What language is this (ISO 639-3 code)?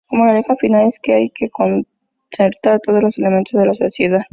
spa